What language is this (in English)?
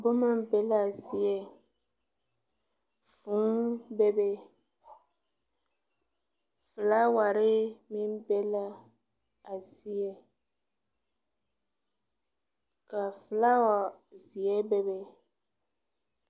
Southern Dagaare